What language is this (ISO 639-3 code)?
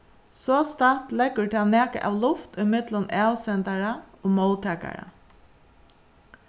fao